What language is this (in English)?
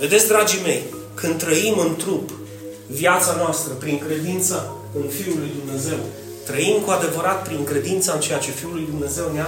Romanian